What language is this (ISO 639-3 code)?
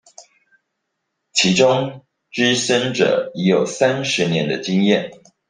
zho